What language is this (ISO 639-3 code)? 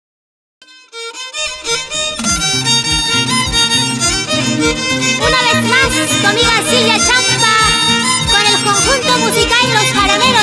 ind